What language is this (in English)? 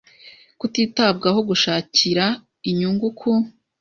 Kinyarwanda